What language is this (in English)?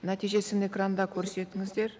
Kazakh